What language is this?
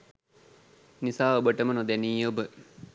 Sinhala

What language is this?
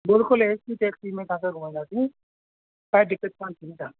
Sindhi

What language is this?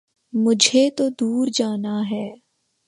Urdu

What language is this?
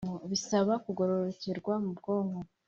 Kinyarwanda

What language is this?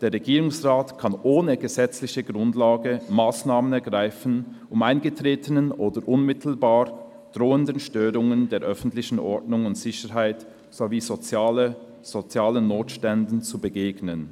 Swiss German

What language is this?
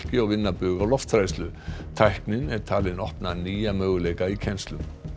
Icelandic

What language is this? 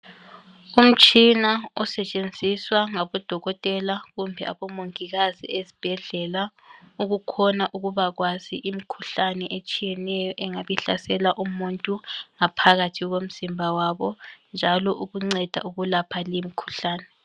North Ndebele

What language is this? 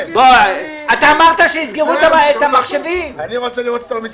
Hebrew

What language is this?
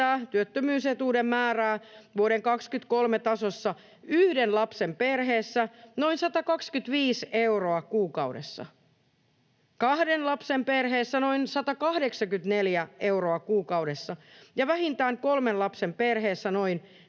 Finnish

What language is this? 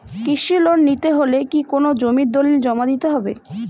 Bangla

